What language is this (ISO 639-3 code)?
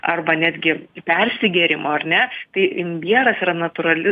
lit